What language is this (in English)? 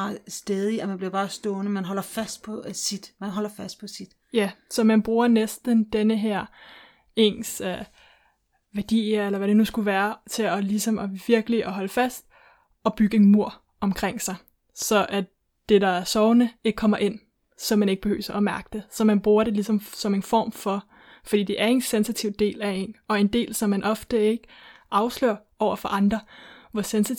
Danish